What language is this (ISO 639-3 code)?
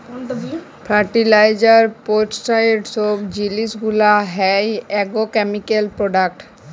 ben